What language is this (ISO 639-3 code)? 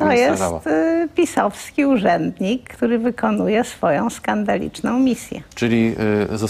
pol